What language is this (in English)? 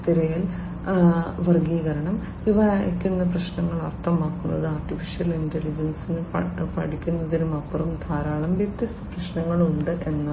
Malayalam